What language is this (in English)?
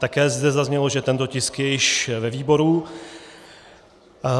Czech